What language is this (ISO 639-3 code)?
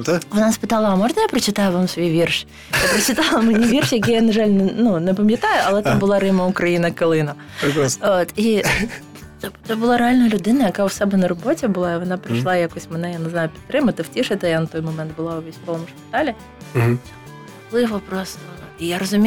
ukr